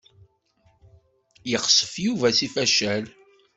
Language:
Kabyle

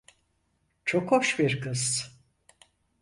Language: Turkish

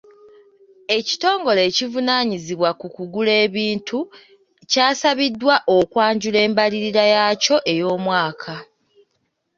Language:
Ganda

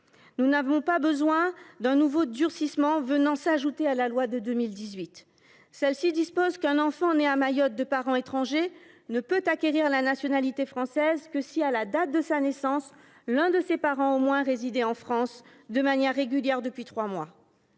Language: French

